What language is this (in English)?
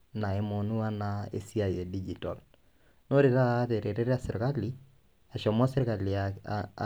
Masai